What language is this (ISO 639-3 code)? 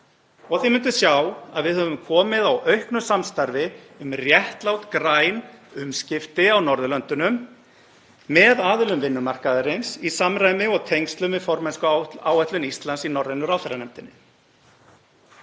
isl